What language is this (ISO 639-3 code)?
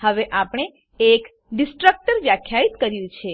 guj